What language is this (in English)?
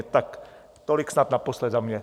Czech